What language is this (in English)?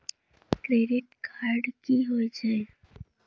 Maithili